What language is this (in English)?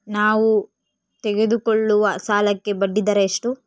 Kannada